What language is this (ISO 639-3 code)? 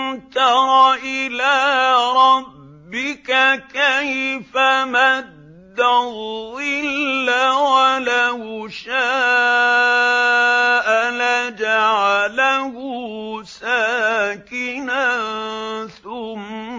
ara